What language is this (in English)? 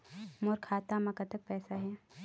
Chhattisgarhi